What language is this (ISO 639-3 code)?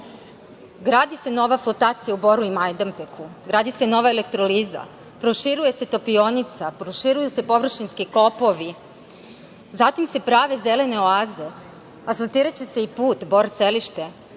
srp